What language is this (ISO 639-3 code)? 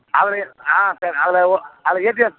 tam